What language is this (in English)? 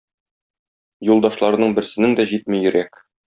Tatar